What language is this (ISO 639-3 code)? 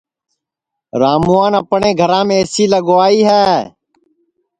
ssi